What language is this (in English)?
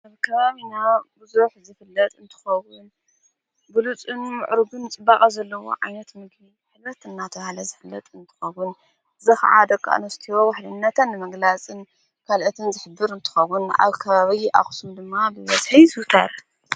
Tigrinya